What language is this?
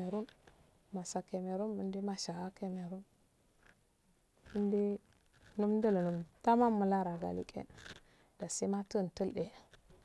Afade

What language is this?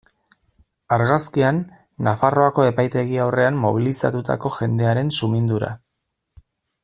Basque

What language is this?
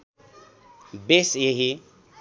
Nepali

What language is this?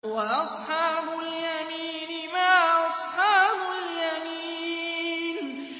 Arabic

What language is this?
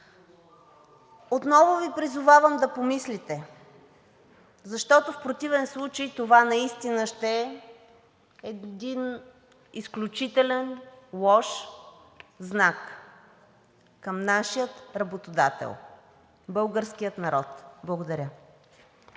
Bulgarian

